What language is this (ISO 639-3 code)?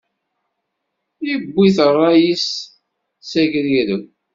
kab